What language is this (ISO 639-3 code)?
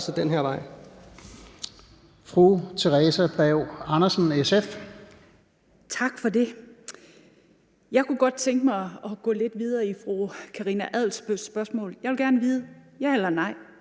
dan